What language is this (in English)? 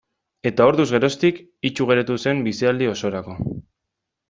Basque